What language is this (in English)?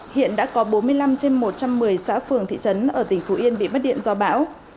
Vietnamese